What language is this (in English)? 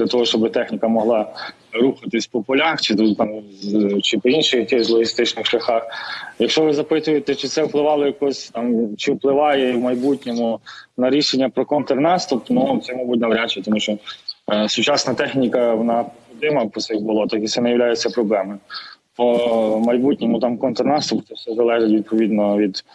Ukrainian